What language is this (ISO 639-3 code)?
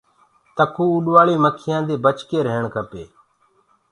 ggg